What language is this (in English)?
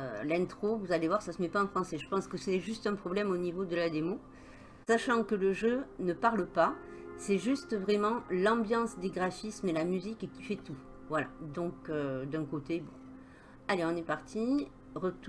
French